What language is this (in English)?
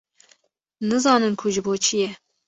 Kurdish